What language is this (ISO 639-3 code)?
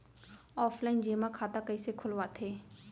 hne